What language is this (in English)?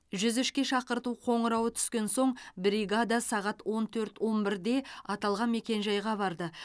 Kazakh